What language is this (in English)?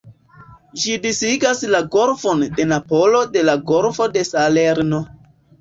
Esperanto